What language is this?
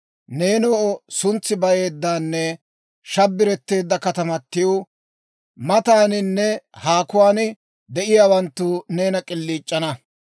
Dawro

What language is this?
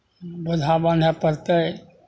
Maithili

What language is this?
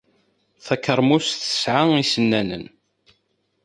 Kabyle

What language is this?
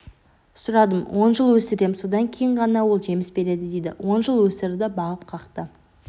Kazakh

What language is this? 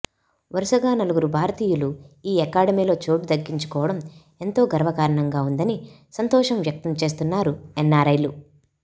Telugu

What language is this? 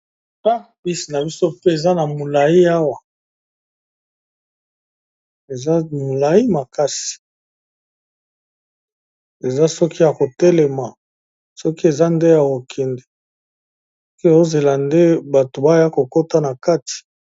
Lingala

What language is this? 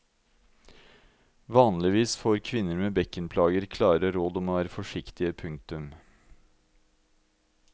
Norwegian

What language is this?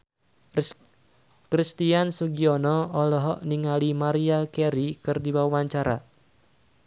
Sundanese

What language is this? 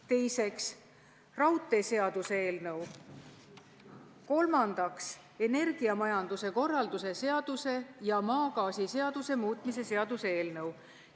Estonian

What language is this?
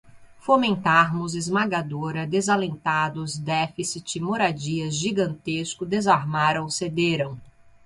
Portuguese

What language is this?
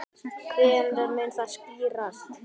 Icelandic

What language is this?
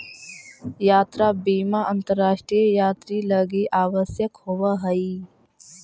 Magahi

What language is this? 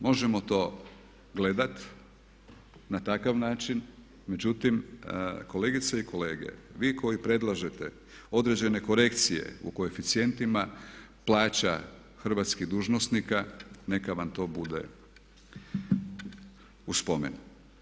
Croatian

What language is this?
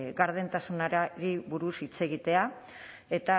Basque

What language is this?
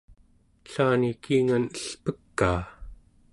Central Yupik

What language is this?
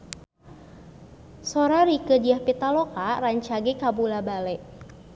Sundanese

